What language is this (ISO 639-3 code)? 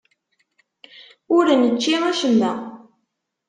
kab